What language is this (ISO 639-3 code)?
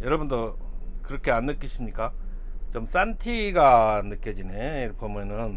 kor